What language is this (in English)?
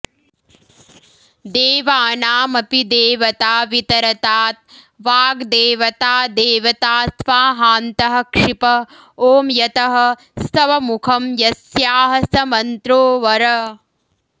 Sanskrit